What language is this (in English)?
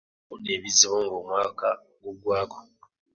Ganda